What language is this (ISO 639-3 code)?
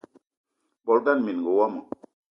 eto